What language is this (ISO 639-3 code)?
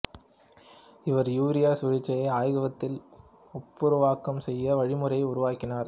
tam